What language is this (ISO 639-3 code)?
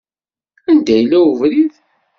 kab